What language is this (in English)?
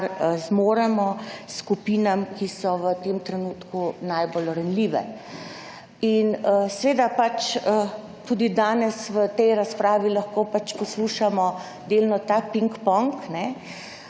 Slovenian